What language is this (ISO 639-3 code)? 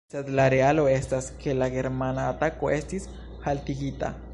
epo